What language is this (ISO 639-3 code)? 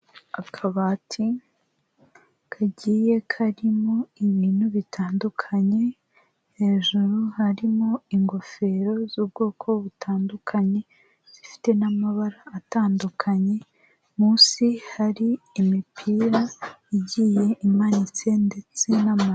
kin